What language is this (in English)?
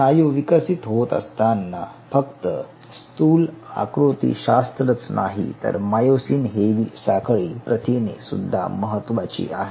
Marathi